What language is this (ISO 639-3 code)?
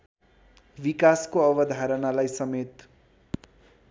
nep